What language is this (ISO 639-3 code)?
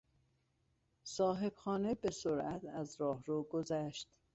fas